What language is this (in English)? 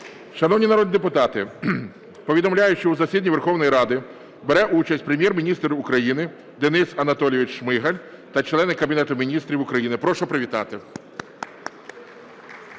Ukrainian